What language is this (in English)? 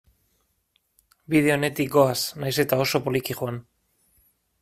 Basque